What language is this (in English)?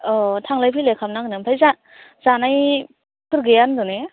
Bodo